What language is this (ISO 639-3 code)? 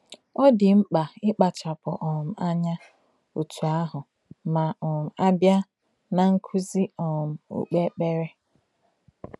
ibo